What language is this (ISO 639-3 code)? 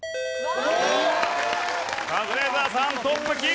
jpn